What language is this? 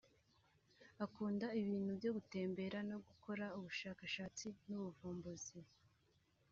Kinyarwanda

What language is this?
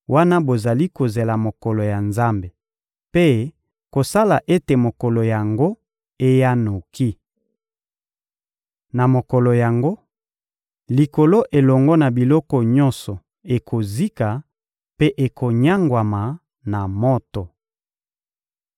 Lingala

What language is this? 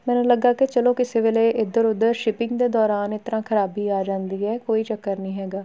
Punjabi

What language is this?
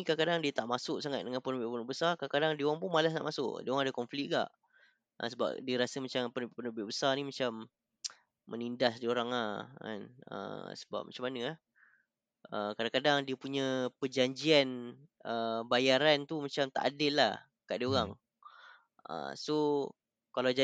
Malay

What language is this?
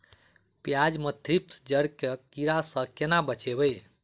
Maithili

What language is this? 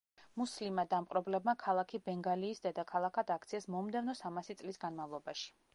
Georgian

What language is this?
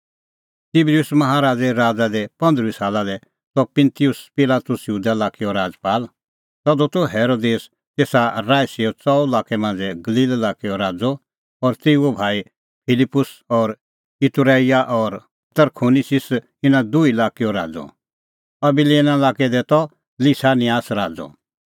Kullu Pahari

